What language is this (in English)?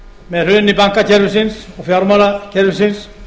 Icelandic